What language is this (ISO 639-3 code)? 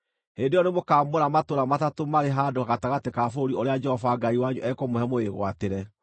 kik